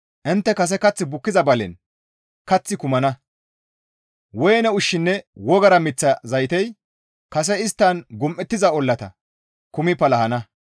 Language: Gamo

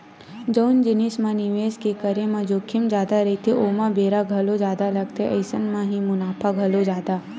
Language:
Chhattisgarhi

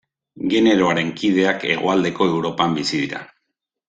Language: Basque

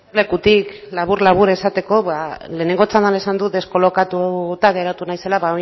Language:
Basque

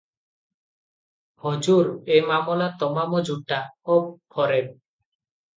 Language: Odia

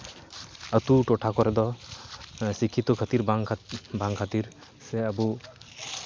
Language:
Santali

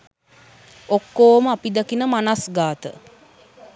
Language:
Sinhala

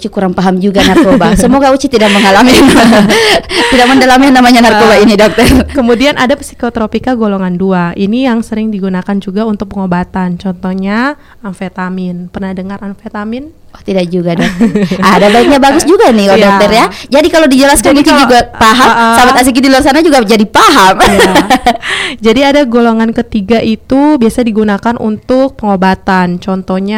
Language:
Indonesian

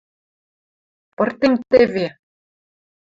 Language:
Western Mari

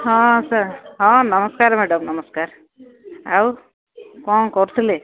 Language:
Odia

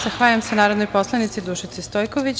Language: Serbian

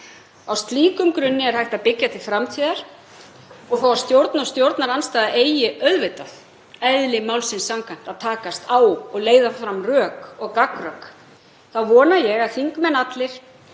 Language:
Icelandic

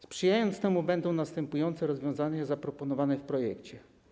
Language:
Polish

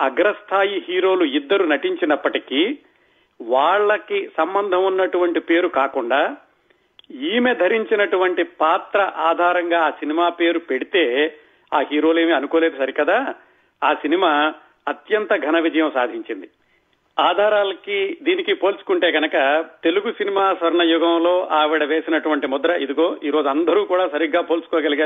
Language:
Telugu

